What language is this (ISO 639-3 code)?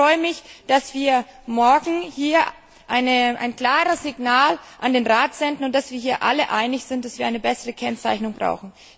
deu